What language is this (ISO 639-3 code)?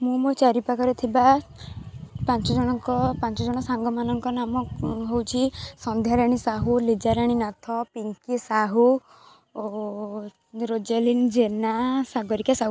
ori